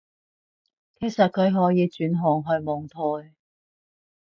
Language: Cantonese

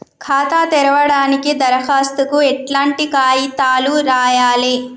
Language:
Telugu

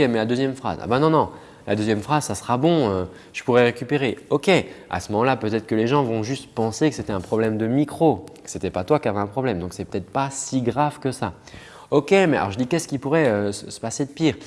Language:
French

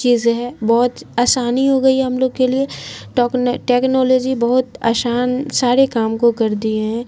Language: Urdu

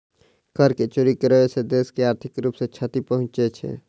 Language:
Maithili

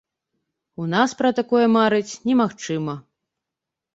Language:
Belarusian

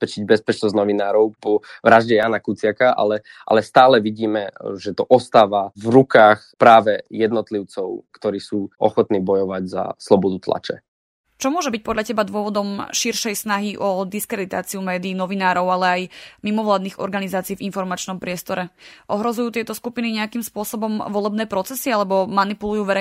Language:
Slovak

